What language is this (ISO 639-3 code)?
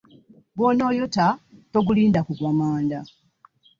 lug